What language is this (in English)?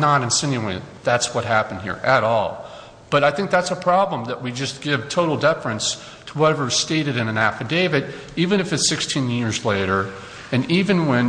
English